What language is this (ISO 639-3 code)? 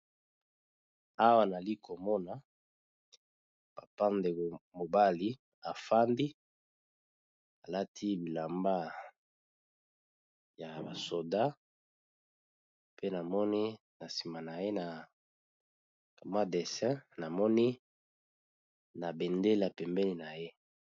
lin